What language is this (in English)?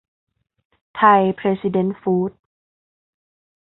Thai